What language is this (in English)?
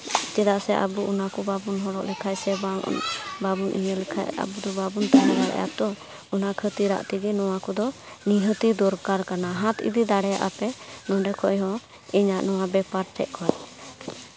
Santali